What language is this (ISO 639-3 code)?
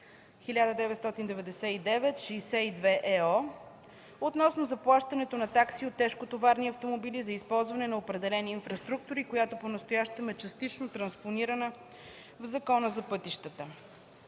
bul